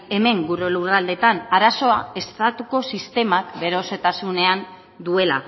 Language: Basque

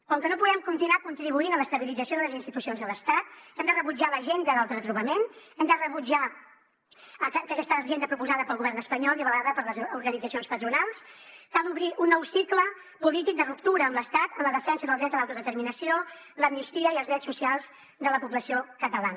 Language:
Catalan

